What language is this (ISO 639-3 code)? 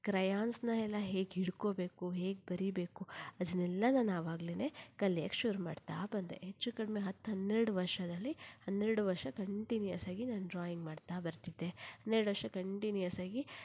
kan